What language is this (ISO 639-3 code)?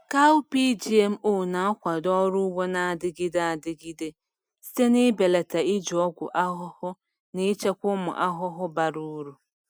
ibo